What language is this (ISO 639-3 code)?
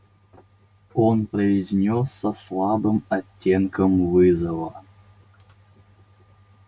rus